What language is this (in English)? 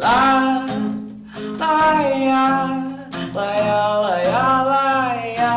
Portuguese